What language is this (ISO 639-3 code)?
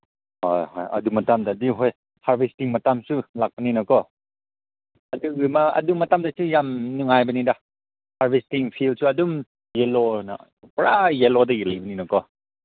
mni